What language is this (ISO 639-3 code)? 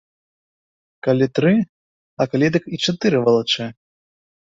bel